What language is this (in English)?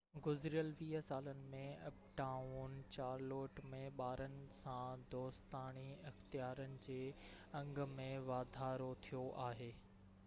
Sindhi